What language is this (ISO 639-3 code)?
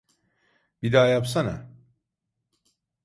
tur